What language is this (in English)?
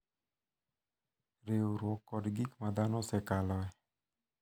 Luo (Kenya and Tanzania)